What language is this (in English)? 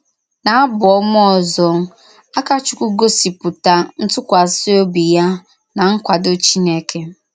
Igbo